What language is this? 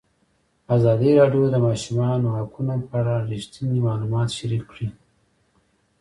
Pashto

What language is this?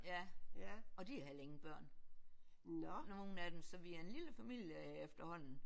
Danish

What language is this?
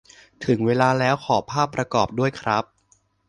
Thai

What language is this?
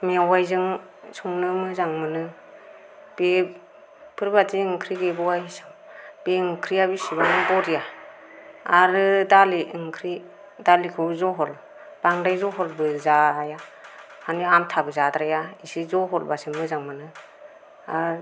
Bodo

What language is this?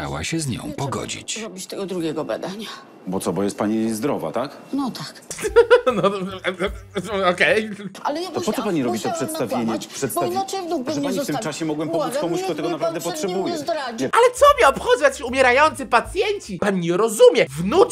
Polish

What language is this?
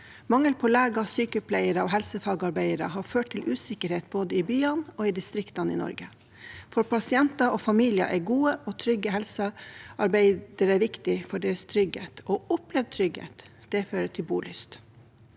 Norwegian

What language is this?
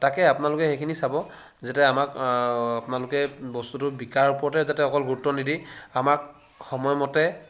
Assamese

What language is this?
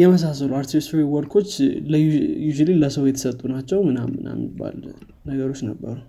Amharic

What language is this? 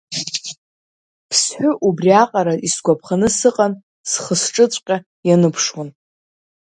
Abkhazian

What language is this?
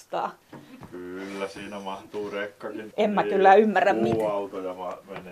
Finnish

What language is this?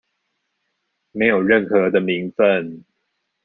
Chinese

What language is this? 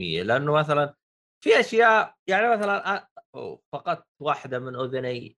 Arabic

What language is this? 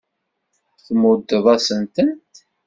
Kabyle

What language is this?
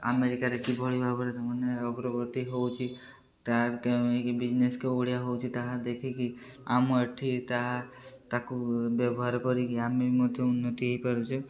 Odia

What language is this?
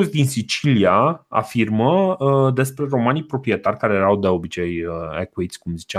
Romanian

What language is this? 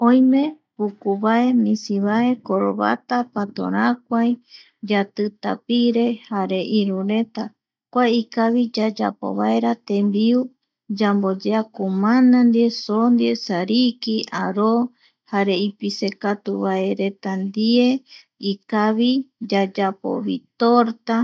Eastern Bolivian Guaraní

